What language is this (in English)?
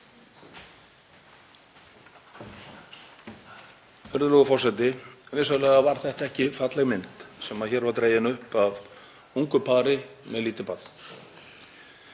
Icelandic